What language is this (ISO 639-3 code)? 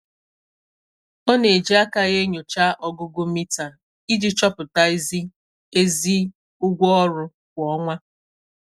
ibo